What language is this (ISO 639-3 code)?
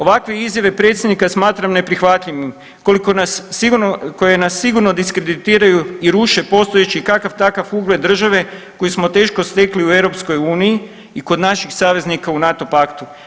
hrv